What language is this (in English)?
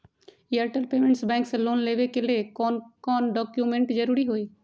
Magahi